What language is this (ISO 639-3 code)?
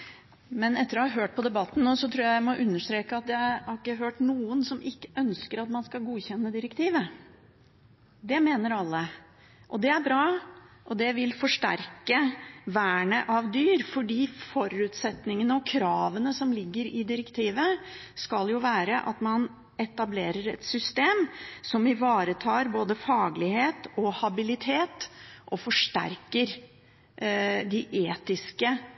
nob